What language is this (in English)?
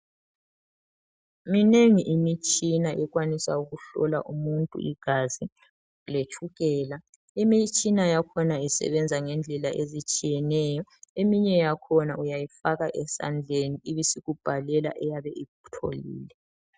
North Ndebele